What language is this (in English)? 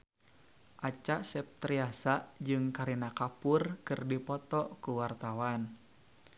Sundanese